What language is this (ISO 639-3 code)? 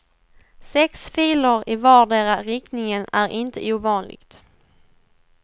swe